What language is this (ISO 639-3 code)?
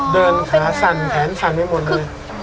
tha